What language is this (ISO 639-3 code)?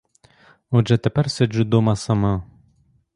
ukr